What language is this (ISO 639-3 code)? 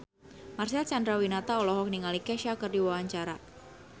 sun